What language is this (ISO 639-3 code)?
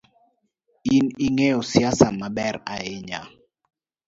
luo